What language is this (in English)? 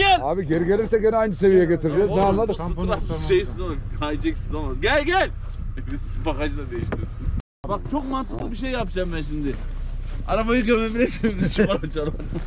Turkish